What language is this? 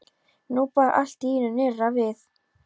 Icelandic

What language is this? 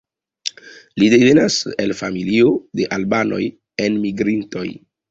Esperanto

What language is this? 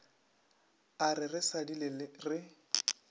Northern Sotho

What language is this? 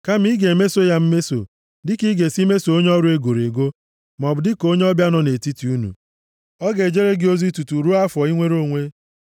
Igbo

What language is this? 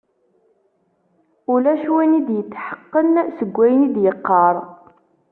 Kabyle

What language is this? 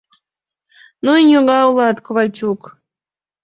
Mari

